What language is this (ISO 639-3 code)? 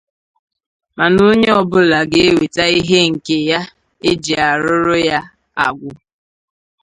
ibo